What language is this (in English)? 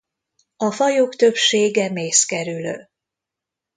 Hungarian